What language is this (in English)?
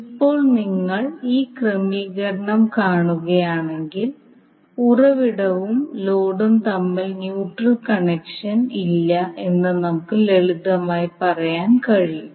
Malayalam